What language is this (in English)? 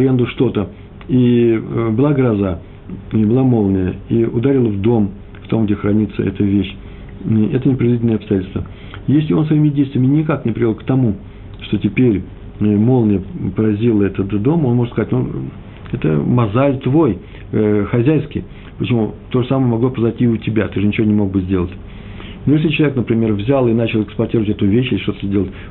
Russian